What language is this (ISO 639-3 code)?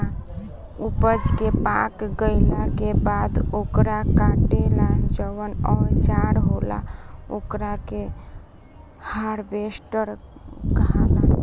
bho